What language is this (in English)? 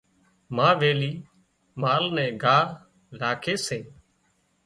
Wadiyara Koli